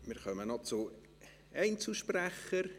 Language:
Swiss German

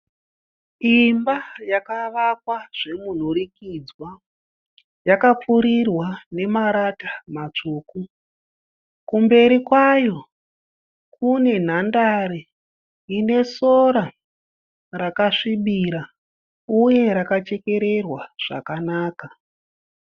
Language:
Shona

